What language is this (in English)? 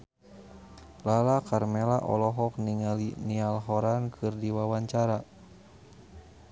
Sundanese